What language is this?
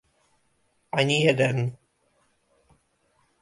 Czech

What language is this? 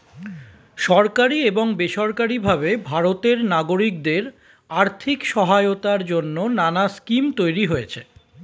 Bangla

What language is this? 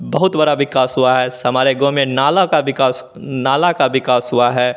Hindi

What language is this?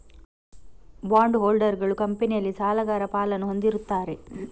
Kannada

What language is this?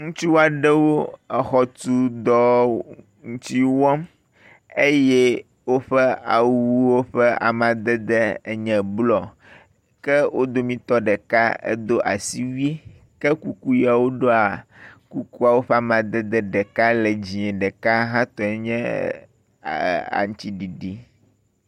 Ewe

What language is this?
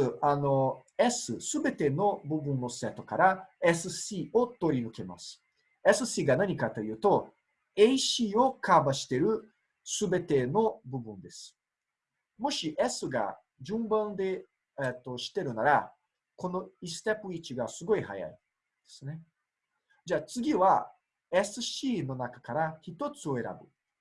Japanese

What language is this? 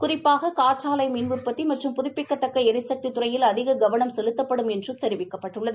Tamil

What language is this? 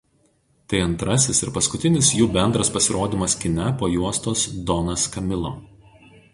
Lithuanian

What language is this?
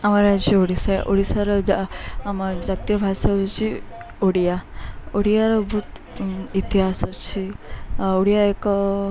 Odia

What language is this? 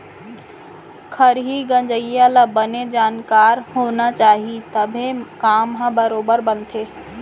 Chhattisgarhi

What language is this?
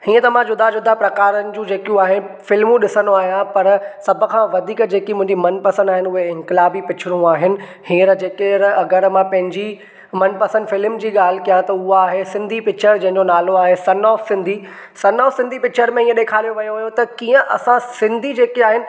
Sindhi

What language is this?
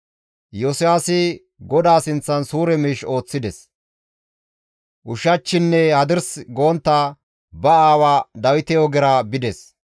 Gamo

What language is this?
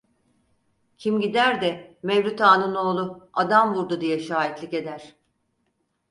Turkish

